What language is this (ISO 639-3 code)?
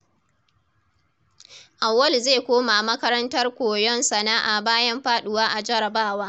hau